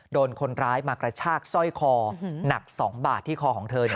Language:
Thai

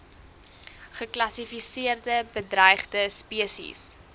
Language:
Afrikaans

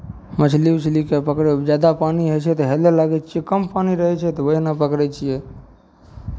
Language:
Maithili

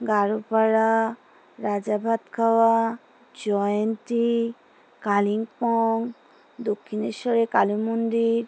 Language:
Bangla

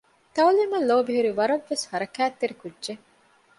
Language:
Divehi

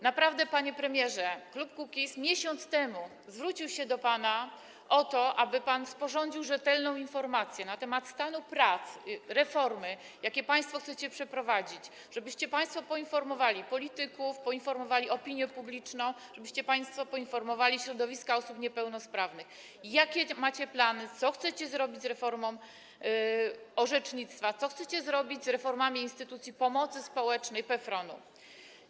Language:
Polish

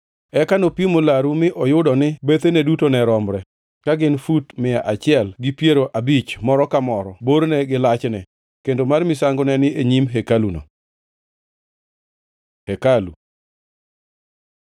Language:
Luo (Kenya and Tanzania)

